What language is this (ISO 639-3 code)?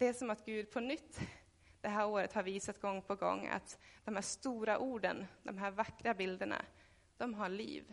swe